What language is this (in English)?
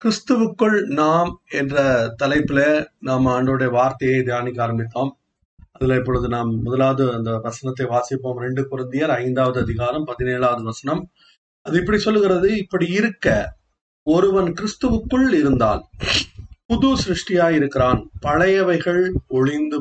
Tamil